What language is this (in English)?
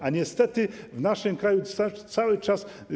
Polish